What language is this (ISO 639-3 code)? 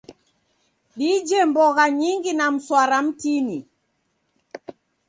dav